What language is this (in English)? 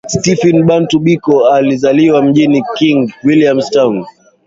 Swahili